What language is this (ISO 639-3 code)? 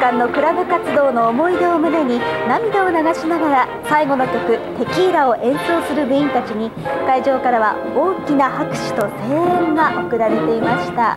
jpn